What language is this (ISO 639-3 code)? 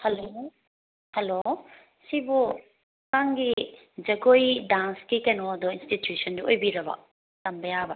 mni